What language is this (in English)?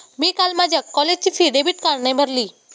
Marathi